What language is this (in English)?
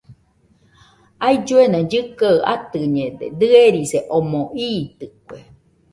Nüpode Huitoto